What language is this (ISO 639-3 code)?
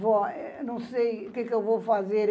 por